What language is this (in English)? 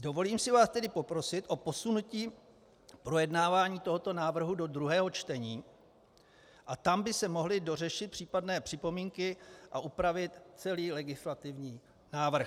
Czech